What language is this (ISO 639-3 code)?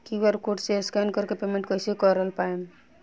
bho